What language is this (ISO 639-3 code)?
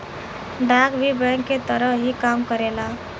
bho